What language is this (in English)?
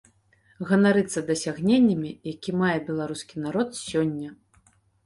Belarusian